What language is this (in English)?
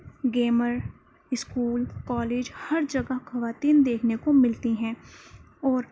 Urdu